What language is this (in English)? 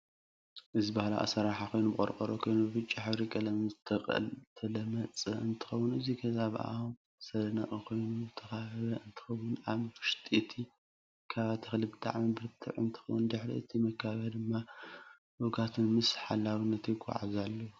Tigrinya